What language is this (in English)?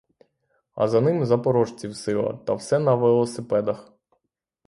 Ukrainian